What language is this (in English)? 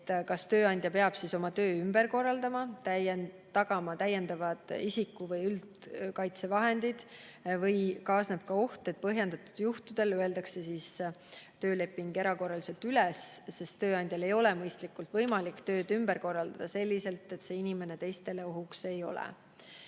Estonian